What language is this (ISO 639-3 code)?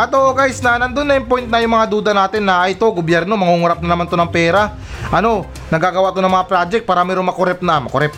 fil